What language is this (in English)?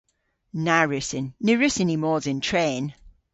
Cornish